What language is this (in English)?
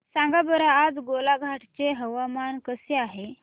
Marathi